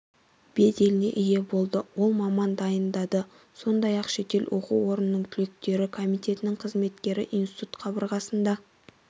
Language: Kazakh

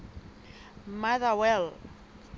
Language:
Southern Sotho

